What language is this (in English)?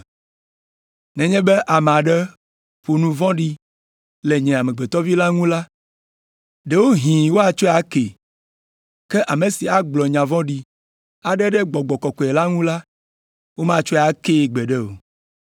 Ewe